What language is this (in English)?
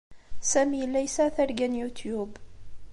Kabyle